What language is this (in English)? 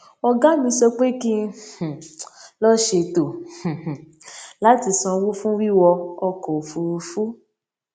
Yoruba